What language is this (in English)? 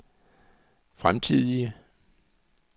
Danish